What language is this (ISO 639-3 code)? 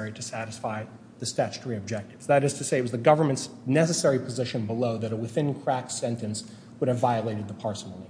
eng